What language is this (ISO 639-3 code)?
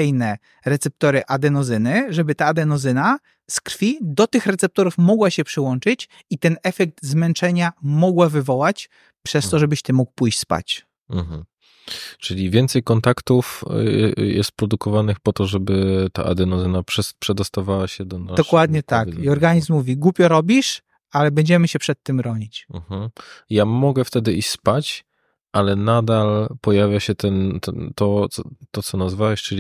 pol